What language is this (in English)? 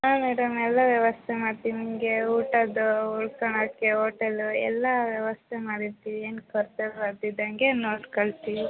Kannada